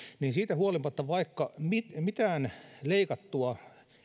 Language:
Finnish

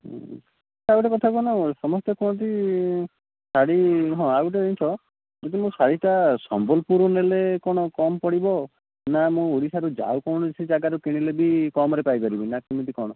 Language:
Odia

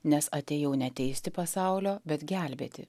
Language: Lithuanian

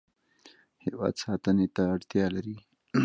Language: Pashto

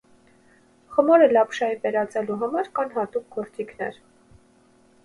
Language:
Armenian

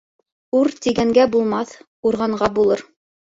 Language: Bashkir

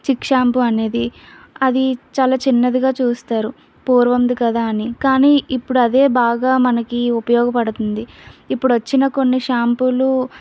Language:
Telugu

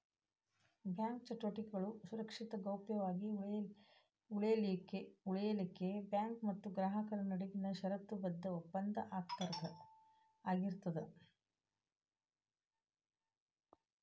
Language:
Kannada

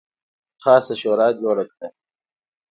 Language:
Pashto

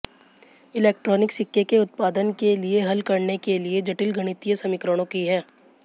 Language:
Hindi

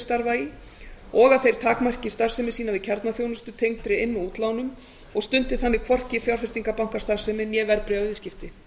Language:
Icelandic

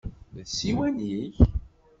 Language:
Kabyle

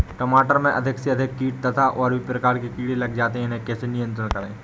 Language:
Hindi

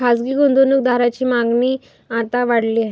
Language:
Marathi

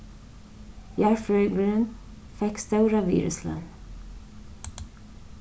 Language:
Faroese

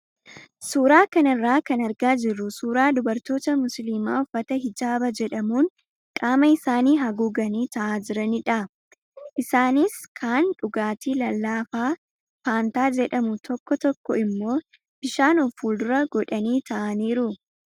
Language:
Oromo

